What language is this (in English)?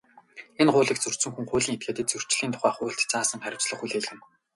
Mongolian